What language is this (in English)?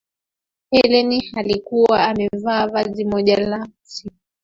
Swahili